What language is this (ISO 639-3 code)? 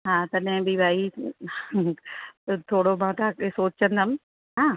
snd